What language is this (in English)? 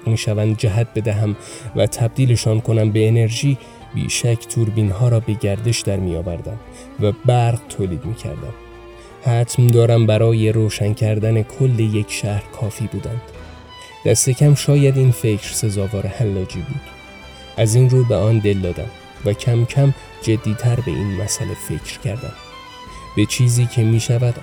Persian